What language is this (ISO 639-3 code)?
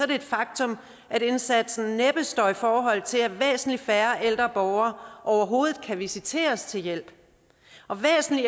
dan